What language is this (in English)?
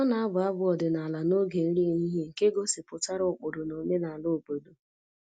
Igbo